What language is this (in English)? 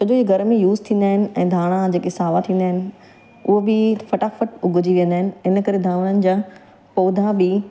Sindhi